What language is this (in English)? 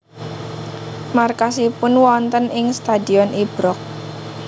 Javanese